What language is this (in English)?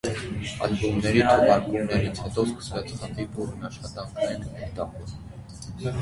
Armenian